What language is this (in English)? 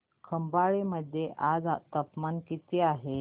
Marathi